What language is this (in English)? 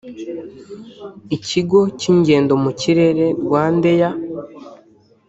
Kinyarwanda